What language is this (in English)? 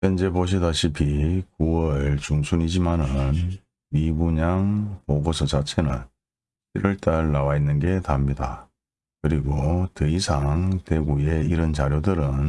Korean